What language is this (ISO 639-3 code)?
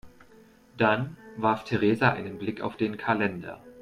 deu